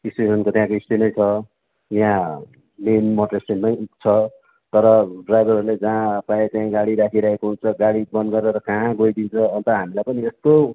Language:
Nepali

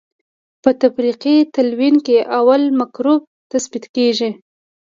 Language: Pashto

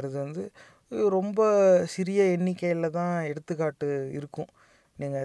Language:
Tamil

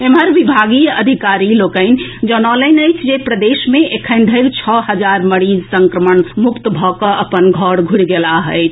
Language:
Maithili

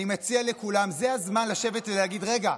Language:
Hebrew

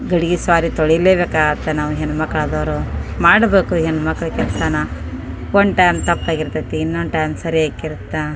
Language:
Kannada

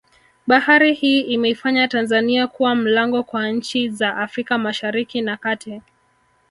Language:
Swahili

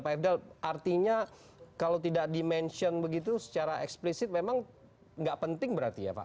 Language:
Indonesian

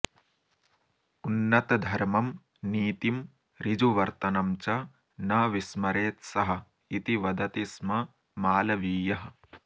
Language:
Sanskrit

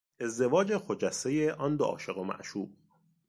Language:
Persian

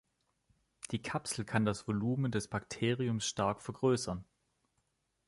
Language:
German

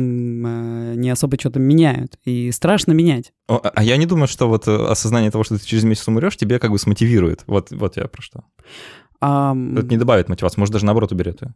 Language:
Russian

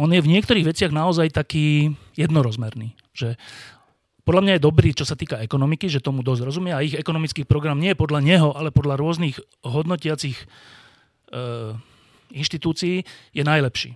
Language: Slovak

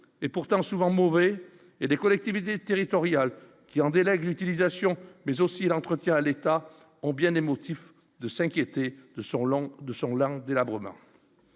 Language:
French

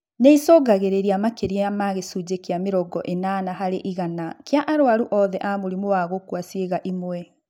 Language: Kikuyu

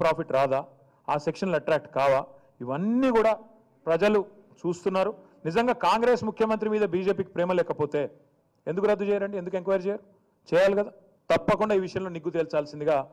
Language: Telugu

